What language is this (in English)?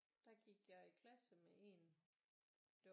Danish